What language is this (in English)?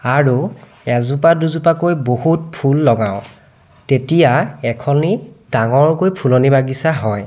Assamese